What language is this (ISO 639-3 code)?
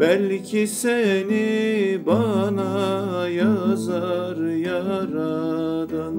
tur